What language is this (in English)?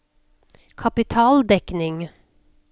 Norwegian